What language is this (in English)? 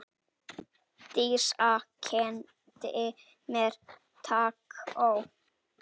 Icelandic